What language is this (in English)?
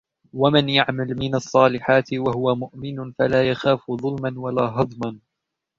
Arabic